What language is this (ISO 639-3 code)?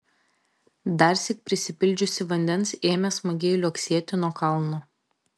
lit